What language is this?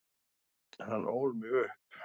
Icelandic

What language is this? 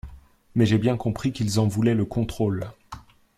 French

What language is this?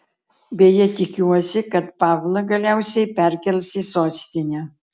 Lithuanian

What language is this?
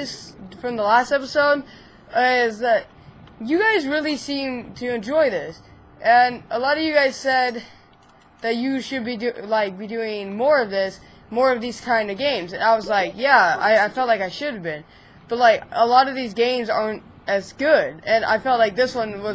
English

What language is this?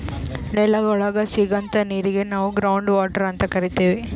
Kannada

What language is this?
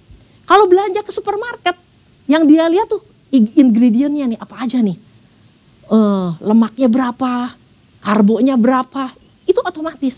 Indonesian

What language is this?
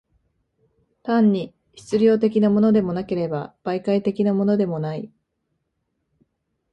Japanese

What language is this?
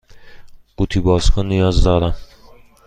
Persian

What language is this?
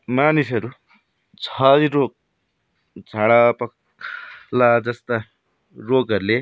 Nepali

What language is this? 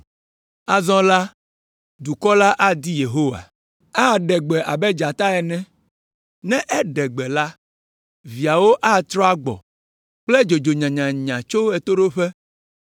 Ewe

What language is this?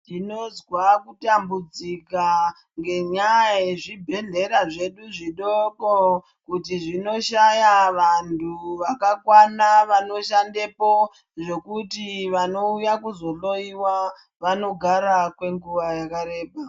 Ndau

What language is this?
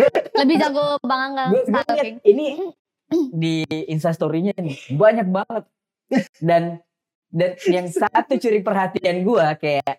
Indonesian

